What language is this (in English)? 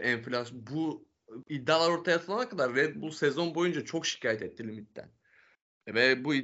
Turkish